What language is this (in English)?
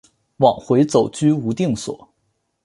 Chinese